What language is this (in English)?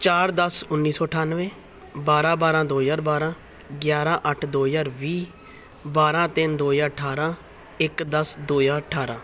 Punjabi